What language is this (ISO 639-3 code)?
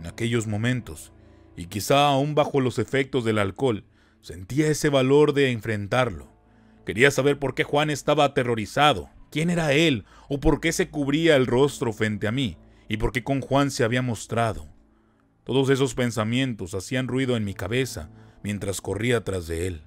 spa